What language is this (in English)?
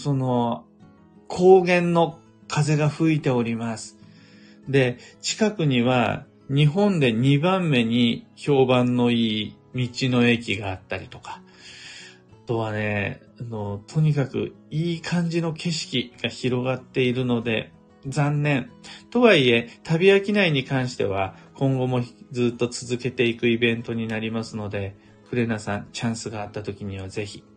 Japanese